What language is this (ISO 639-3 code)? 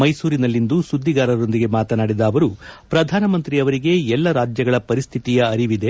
kan